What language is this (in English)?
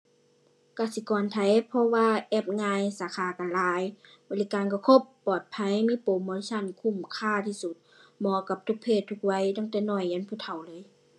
Thai